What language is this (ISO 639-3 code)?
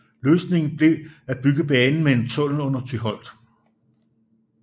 dan